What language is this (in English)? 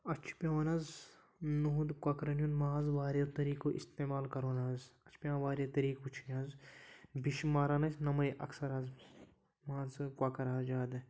Kashmiri